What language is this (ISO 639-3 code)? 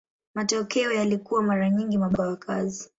swa